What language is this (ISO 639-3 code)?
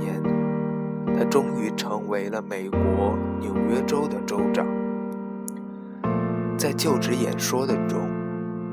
zho